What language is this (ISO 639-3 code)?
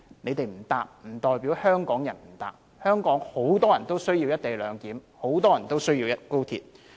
yue